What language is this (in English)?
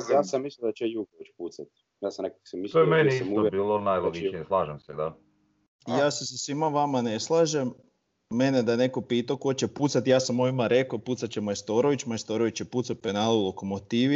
Croatian